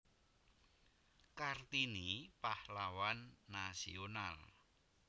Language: Javanese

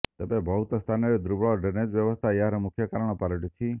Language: Odia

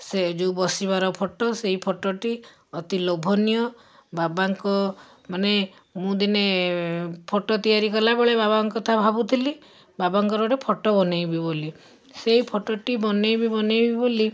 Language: Odia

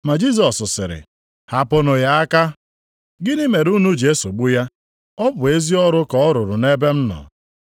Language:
Igbo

